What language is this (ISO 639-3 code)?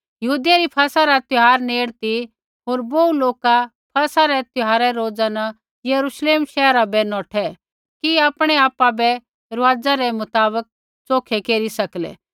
kfx